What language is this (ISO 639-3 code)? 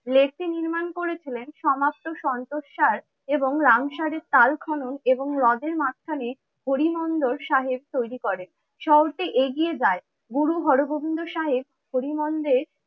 ben